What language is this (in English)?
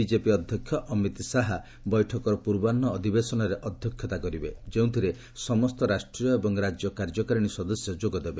Odia